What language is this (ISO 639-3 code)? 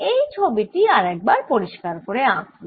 ben